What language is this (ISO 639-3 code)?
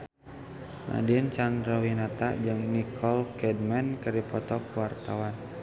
sun